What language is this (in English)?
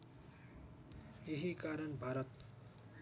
Nepali